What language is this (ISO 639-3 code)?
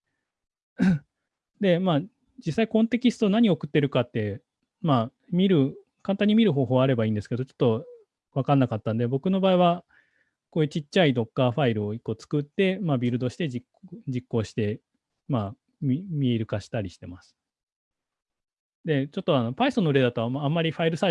jpn